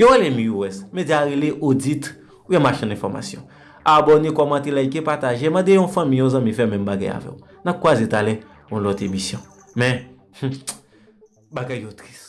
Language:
French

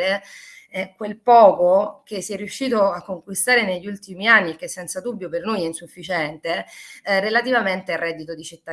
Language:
Italian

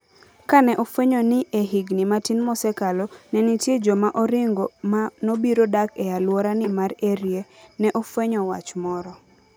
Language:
Luo (Kenya and Tanzania)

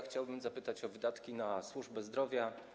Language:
Polish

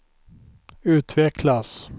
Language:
Swedish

